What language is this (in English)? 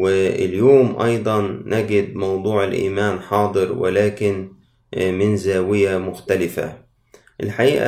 Arabic